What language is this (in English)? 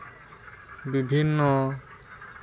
Santali